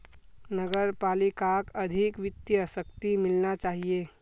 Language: Magahi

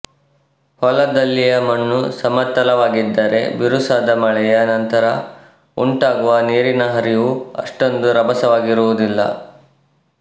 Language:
Kannada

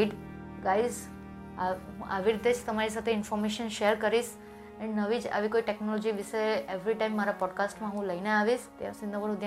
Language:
Gujarati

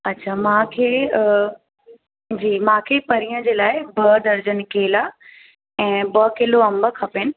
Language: Sindhi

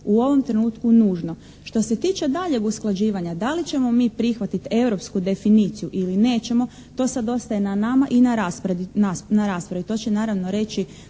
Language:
Croatian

